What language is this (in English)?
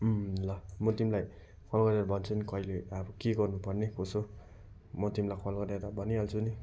Nepali